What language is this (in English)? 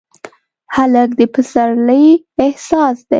Pashto